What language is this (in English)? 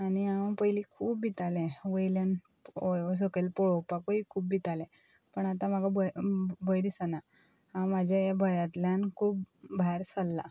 Konkani